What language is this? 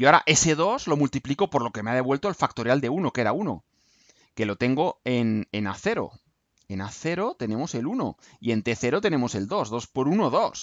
Spanish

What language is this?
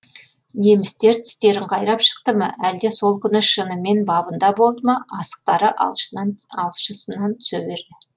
Kazakh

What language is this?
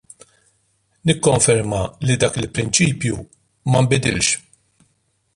Maltese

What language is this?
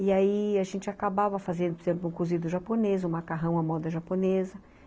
Portuguese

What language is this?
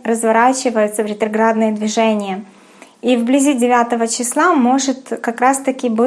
Russian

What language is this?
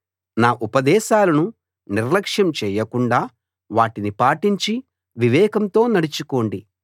Telugu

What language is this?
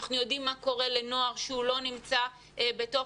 Hebrew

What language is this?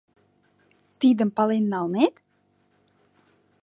Mari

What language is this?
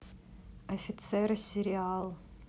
Russian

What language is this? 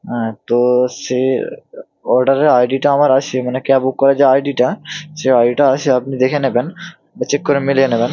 Bangla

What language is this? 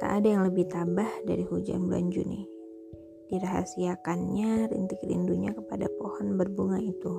Indonesian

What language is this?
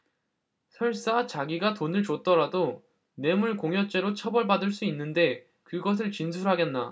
Korean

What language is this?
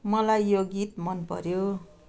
Nepali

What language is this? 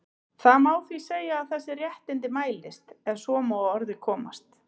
Icelandic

